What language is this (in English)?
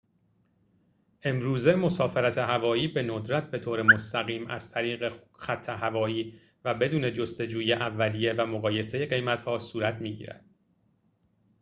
Persian